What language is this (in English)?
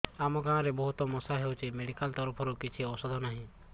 Odia